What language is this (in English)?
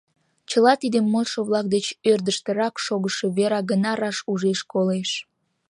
Mari